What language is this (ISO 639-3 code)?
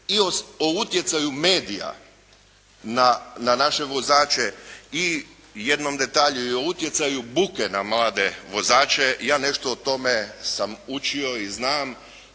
hrv